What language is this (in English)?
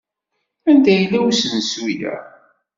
Kabyle